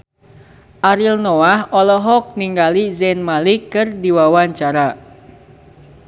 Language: Sundanese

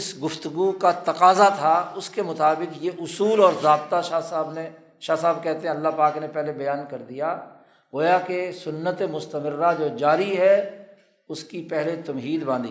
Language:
Urdu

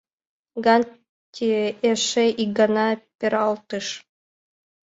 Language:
Mari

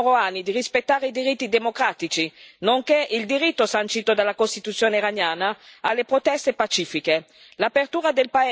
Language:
Italian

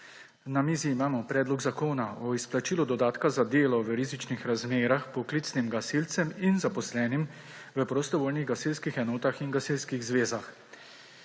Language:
Slovenian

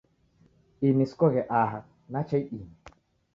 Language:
Taita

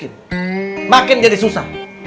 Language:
Indonesian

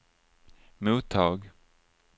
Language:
Swedish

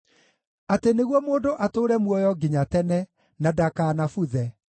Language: Kikuyu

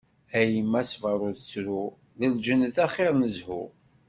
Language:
Kabyle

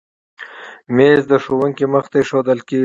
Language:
Pashto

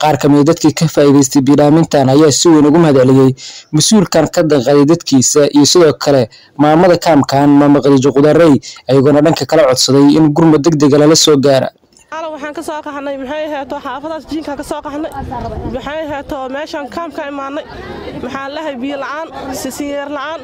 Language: Arabic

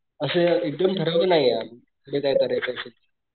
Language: Marathi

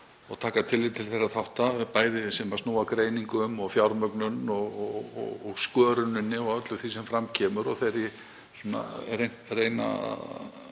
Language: Icelandic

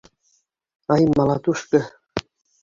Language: Bashkir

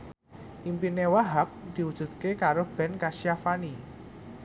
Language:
Javanese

